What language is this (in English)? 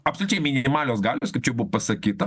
Lithuanian